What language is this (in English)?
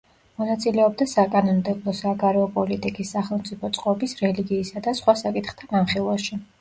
Georgian